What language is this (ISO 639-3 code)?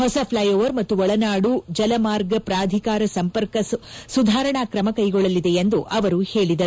kan